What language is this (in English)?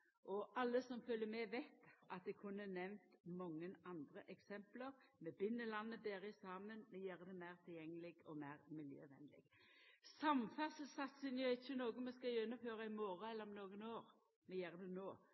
Norwegian Nynorsk